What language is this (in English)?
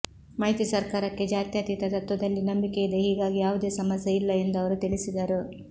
Kannada